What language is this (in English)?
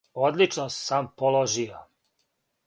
Serbian